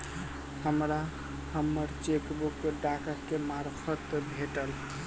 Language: Maithili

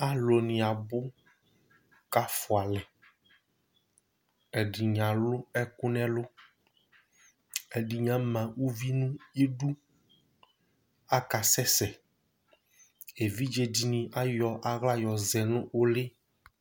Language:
Ikposo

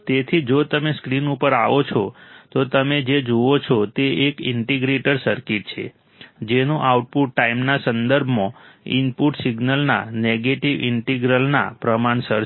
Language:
Gujarati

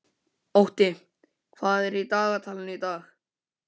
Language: Icelandic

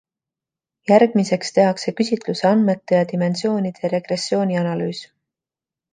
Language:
Estonian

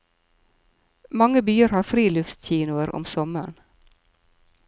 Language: Norwegian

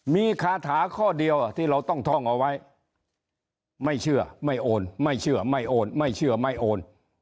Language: Thai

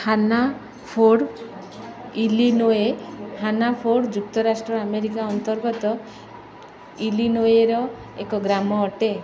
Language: Odia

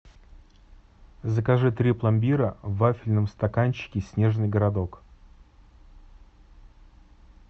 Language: Russian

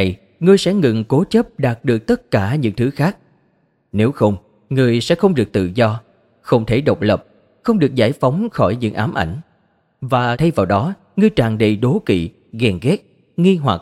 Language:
Vietnamese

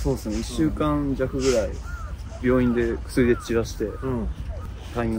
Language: Japanese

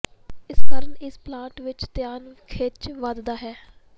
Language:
Punjabi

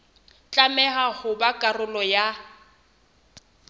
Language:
Southern Sotho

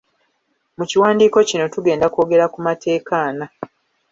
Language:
Ganda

